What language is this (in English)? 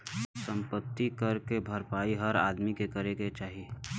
Bhojpuri